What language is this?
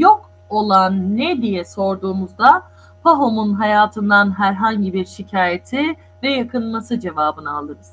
Turkish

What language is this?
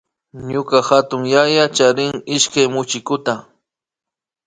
Imbabura Highland Quichua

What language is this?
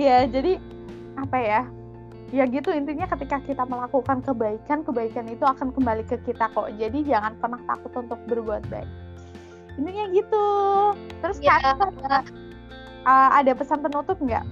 Indonesian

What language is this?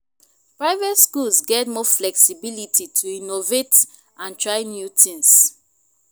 Nigerian Pidgin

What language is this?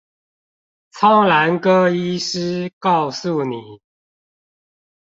Chinese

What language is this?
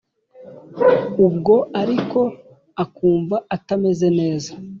Kinyarwanda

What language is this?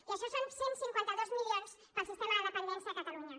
Catalan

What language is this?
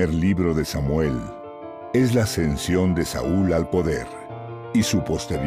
Spanish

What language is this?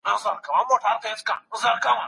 Pashto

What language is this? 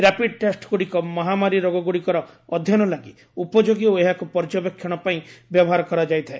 Odia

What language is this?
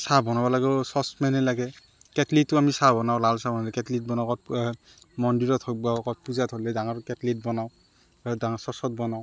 Assamese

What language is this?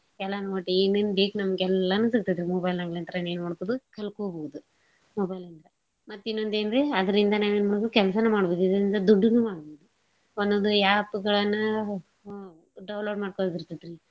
Kannada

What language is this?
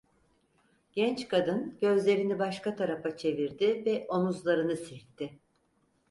Turkish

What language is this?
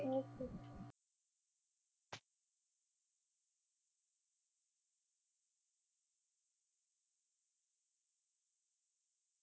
Punjabi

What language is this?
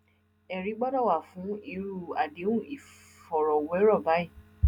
Yoruba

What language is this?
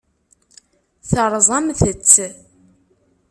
Kabyle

